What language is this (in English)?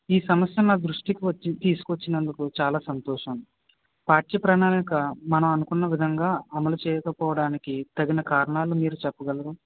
Telugu